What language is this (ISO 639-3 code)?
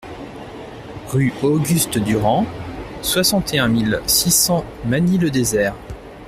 fra